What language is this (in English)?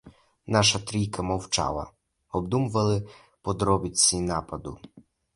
Ukrainian